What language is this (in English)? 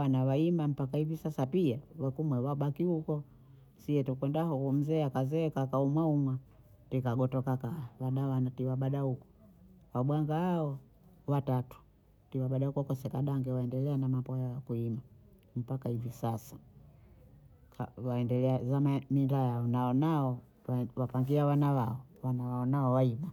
Bondei